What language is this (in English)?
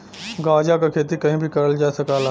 Bhojpuri